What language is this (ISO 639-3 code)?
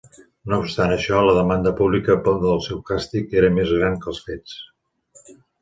cat